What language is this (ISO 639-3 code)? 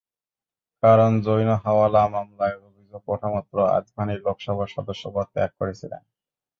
ben